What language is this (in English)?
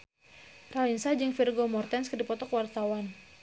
Sundanese